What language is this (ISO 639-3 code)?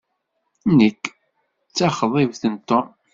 kab